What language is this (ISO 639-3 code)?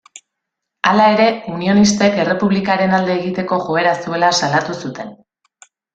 eus